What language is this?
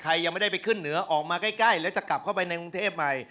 Thai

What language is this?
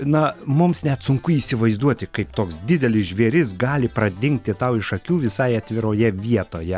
Lithuanian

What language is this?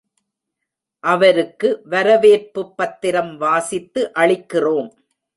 Tamil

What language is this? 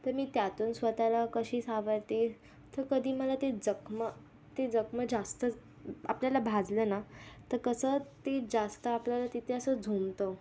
Marathi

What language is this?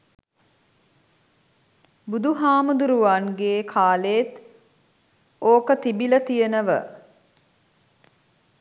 Sinhala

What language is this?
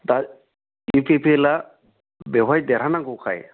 Bodo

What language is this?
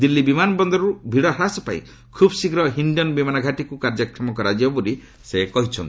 Odia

